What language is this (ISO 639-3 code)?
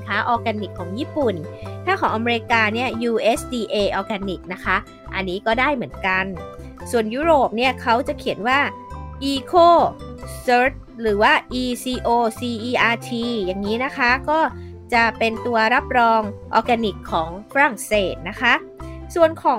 tha